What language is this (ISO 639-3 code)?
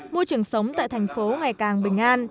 vie